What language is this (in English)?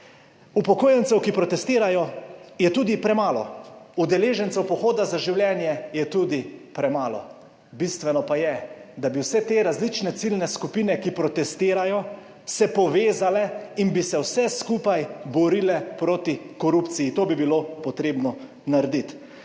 Slovenian